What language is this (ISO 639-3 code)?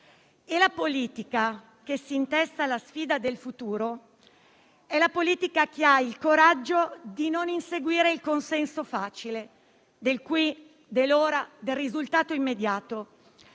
ita